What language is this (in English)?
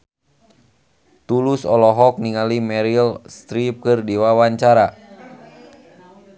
Sundanese